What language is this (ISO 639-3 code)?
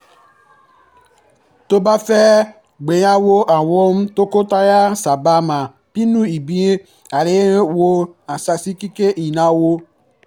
yor